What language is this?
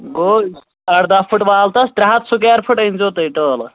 Kashmiri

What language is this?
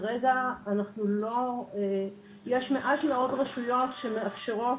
Hebrew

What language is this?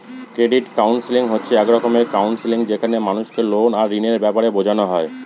Bangla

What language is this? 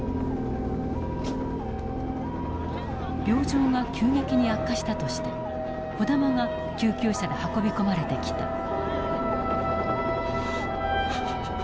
Japanese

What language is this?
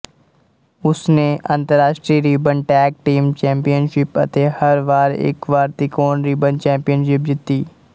Punjabi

